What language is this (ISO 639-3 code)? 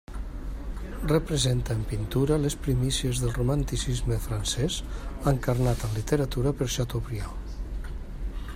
cat